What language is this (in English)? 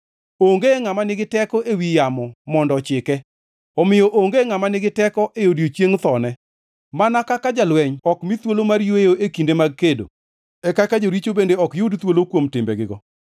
Luo (Kenya and Tanzania)